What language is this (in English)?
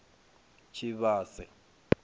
Venda